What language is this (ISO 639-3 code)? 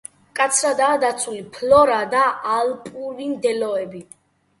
kat